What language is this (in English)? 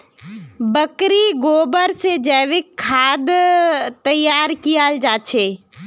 Magahi